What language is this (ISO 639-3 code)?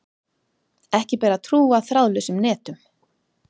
isl